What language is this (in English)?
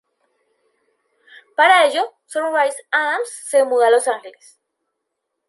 Spanish